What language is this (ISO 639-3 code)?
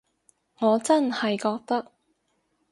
yue